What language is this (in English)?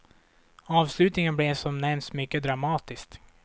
Swedish